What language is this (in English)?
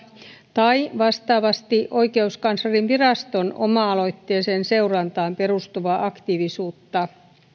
Finnish